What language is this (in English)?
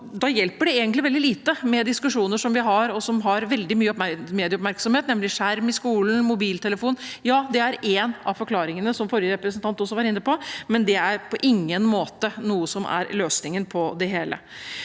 Norwegian